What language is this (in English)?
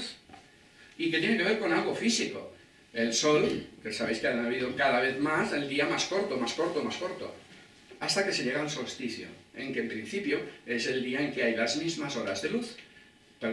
Spanish